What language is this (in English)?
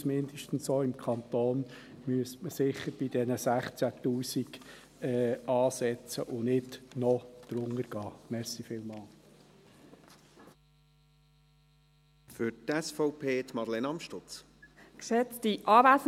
Swiss German